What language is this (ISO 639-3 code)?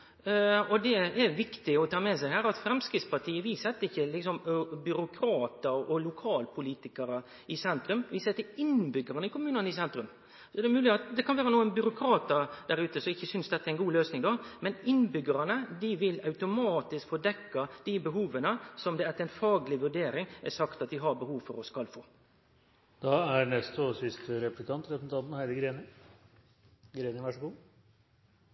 nor